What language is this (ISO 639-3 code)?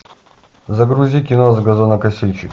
rus